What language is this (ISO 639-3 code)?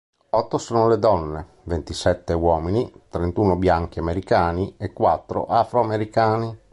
ita